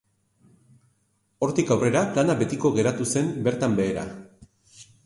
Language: Basque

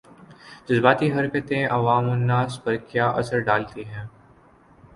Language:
Urdu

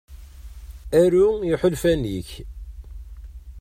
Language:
Kabyle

